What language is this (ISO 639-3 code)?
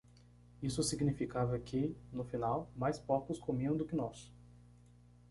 por